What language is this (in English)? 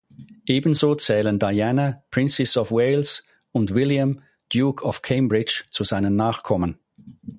German